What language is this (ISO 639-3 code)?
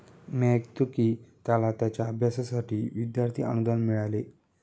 mar